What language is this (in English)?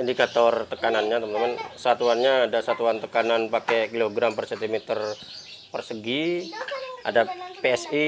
Indonesian